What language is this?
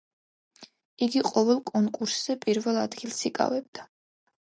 Georgian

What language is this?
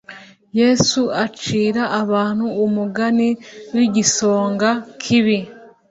Kinyarwanda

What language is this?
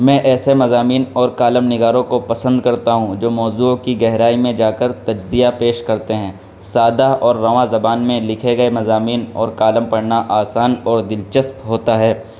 Urdu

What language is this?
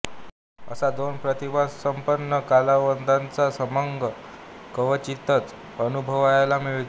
Marathi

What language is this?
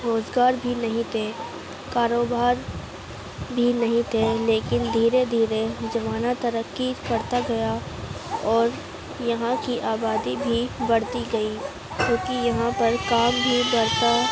Urdu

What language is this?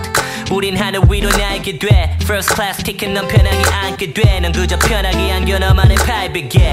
Vietnamese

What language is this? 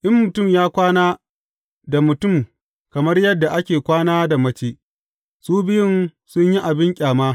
Hausa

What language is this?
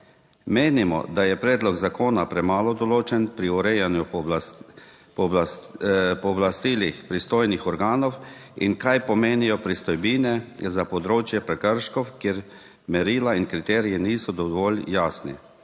Slovenian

